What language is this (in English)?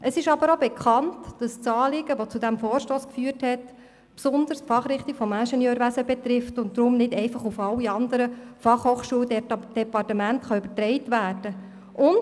Swiss German